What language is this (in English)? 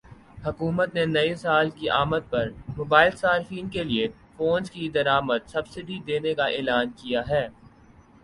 Urdu